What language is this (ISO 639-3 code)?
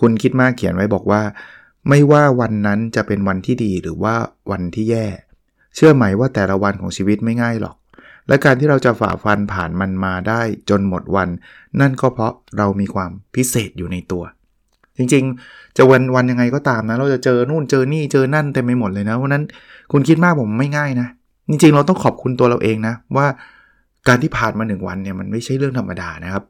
tha